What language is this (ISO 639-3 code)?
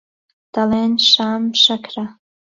ckb